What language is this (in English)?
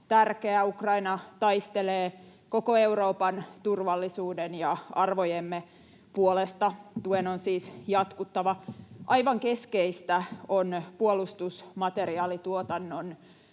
Finnish